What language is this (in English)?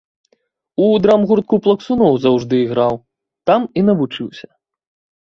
Belarusian